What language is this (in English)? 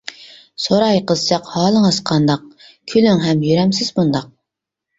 Uyghur